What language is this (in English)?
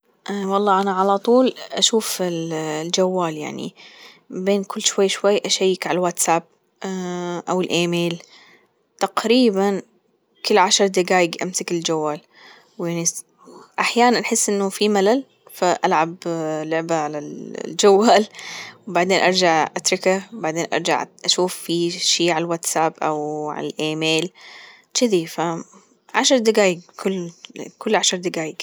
Gulf Arabic